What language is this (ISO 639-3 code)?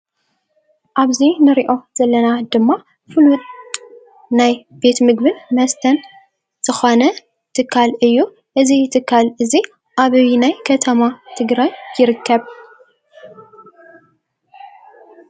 tir